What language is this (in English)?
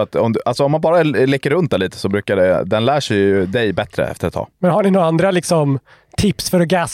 Swedish